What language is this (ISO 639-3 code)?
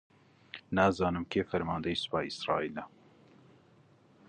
ckb